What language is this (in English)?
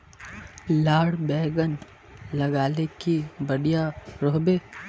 Magahi